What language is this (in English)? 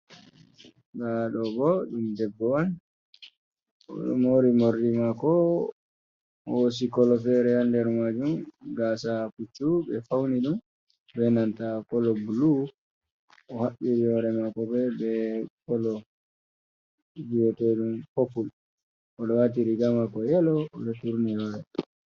Fula